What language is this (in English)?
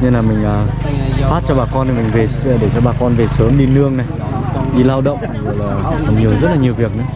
Vietnamese